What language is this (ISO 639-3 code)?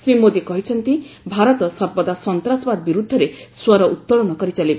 ori